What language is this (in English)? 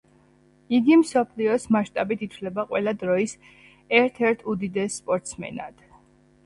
Georgian